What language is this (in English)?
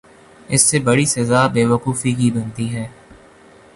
Urdu